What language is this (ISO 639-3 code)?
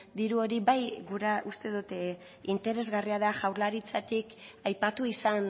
eus